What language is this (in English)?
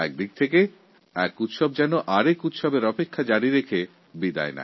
Bangla